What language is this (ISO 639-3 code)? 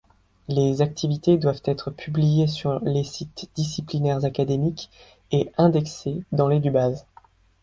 fra